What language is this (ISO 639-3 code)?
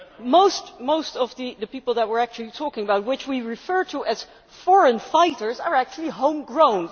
eng